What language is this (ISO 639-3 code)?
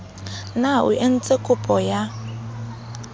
sot